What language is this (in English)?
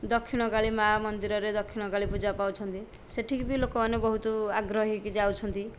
Odia